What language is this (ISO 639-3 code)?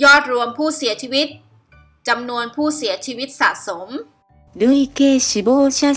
tha